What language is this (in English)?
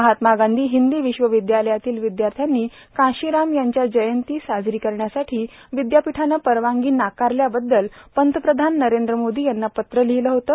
Marathi